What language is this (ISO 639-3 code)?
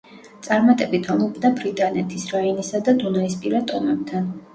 kat